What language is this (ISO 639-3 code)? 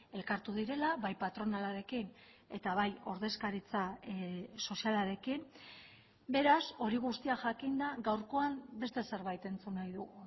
eus